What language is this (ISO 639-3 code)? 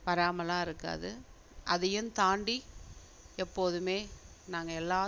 tam